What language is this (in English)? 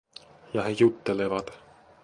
Finnish